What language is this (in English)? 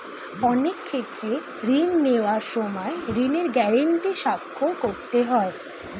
Bangla